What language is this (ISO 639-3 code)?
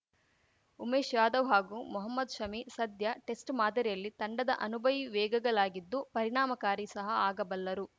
kan